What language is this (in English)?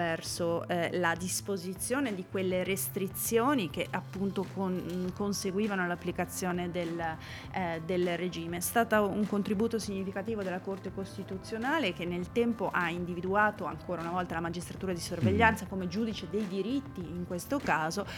Italian